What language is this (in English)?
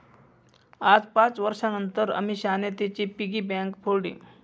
Marathi